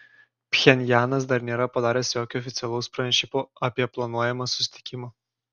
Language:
Lithuanian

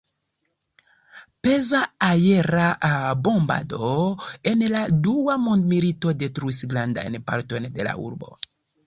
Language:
Esperanto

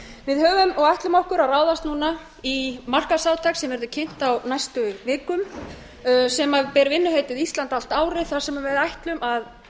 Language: Icelandic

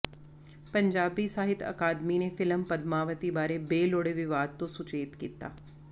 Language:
Punjabi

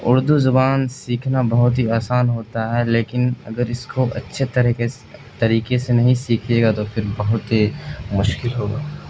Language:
Urdu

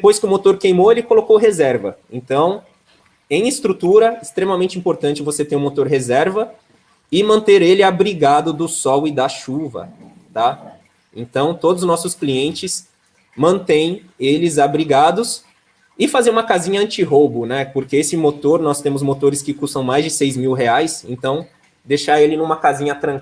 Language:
Portuguese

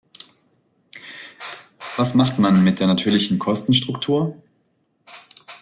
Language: German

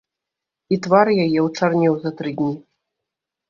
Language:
Belarusian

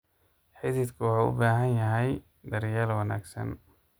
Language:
Somali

